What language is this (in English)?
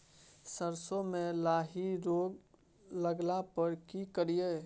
Maithili